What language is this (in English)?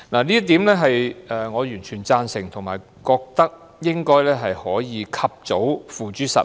Cantonese